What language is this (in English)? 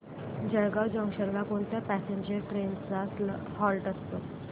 Marathi